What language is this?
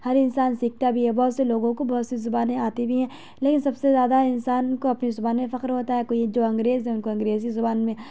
Urdu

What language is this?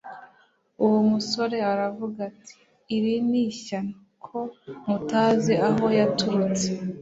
Kinyarwanda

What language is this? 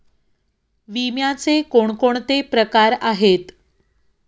Marathi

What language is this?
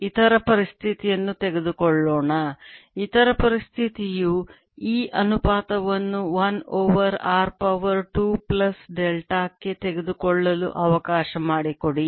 Kannada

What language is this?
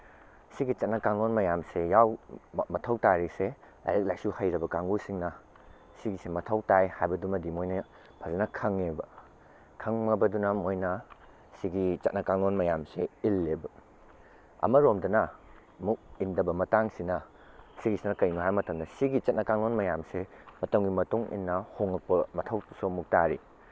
Manipuri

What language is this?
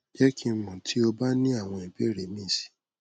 Yoruba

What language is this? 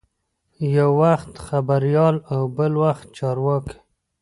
Pashto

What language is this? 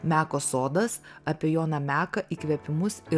Lithuanian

